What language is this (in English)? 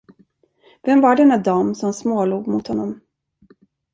Swedish